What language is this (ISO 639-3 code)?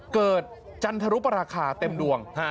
tha